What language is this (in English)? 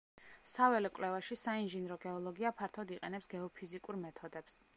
Georgian